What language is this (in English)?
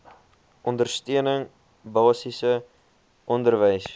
Afrikaans